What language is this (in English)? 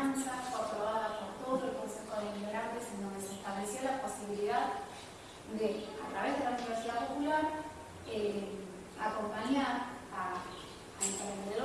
Spanish